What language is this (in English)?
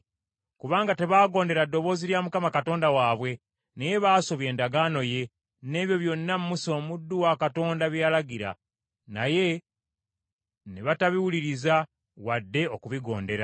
Ganda